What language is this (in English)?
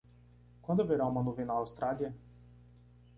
Portuguese